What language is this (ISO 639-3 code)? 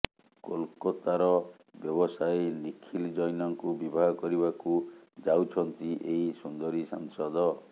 ori